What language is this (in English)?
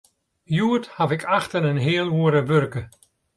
Western Frisian